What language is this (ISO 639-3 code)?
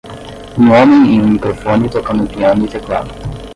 por